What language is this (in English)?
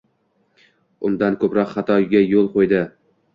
Uzbek